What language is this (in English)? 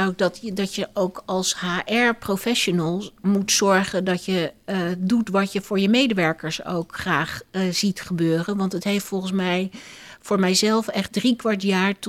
Dutch